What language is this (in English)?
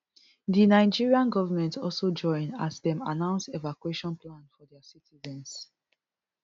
Nigerian Pidgin